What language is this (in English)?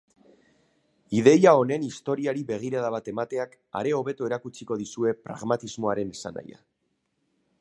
Basque